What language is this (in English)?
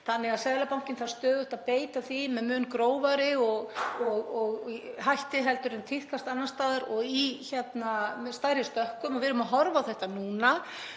Icelandic